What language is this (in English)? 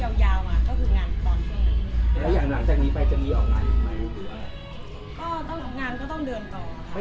Thai